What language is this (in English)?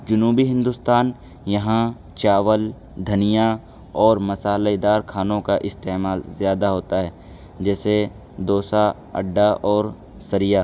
Urdu